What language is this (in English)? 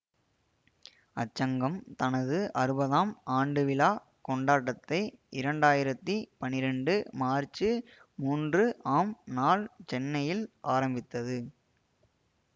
Tamil